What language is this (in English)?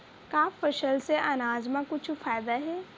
Chhattisgarhi